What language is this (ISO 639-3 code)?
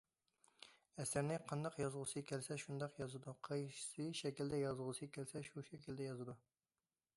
uig